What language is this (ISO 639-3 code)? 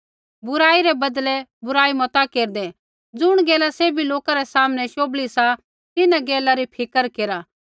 kfx